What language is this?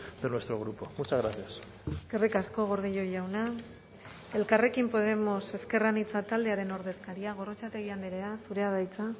Basque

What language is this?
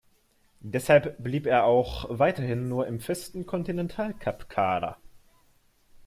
German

